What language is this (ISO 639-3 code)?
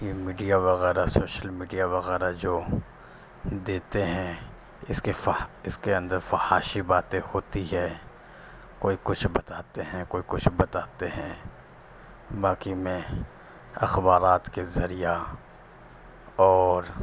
urd